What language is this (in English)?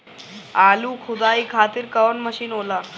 Bhojpuri